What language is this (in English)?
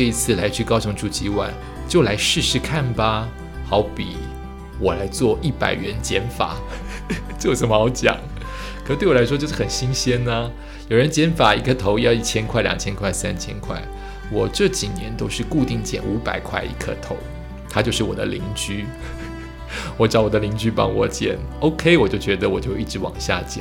Chinese